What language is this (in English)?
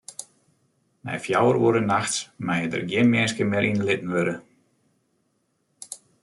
Western Frisian